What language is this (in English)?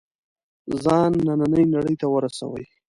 Pashto